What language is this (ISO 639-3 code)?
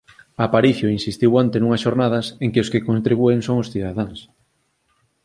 glg